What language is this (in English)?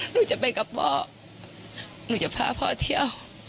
Thai